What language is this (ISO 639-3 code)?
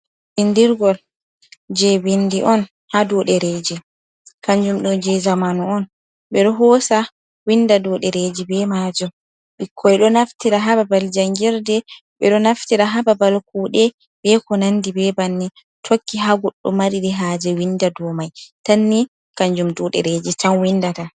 ful